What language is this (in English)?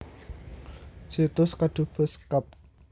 Javanese